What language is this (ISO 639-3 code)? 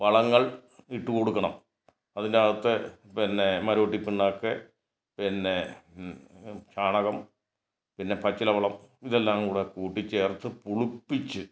mal